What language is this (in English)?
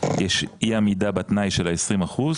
Hebrew